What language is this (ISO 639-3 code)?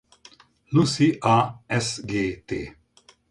hun